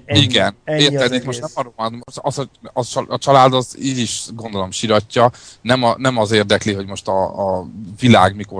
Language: Hungarian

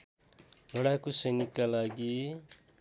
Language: Nepali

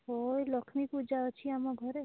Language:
Odia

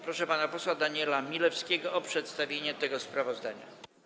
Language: Polish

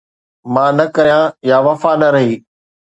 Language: Sindhi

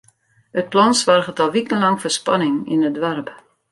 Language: Western Frisian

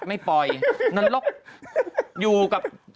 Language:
Thai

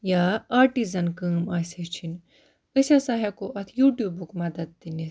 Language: Kashmiri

